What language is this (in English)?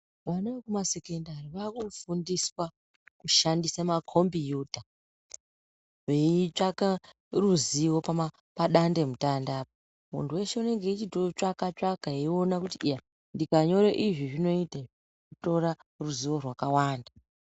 Ndau